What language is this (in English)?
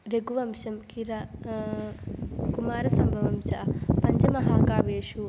Sanskrit